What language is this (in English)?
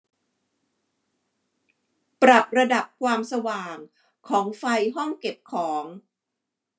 Thai